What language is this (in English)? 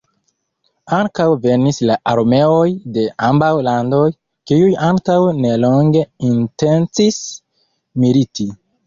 Esperanto